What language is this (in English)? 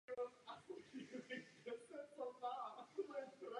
Czech